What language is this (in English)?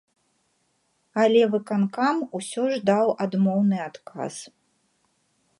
Belarusian